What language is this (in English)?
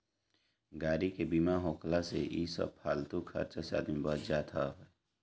Bhojpuri